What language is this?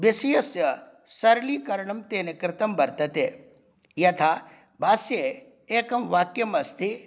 Sanskrit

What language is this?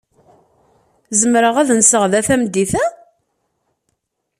Kabyle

